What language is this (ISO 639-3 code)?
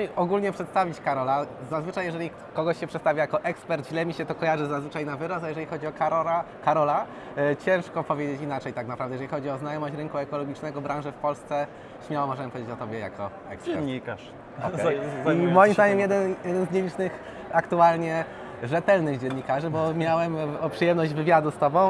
pol